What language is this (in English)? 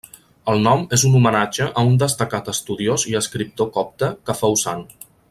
Catalan